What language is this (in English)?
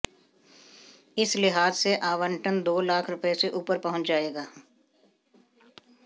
Hindi